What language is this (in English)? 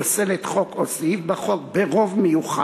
Hebrew